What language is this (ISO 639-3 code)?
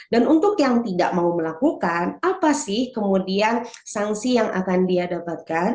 ind